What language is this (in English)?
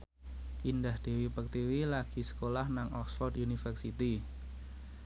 Javanese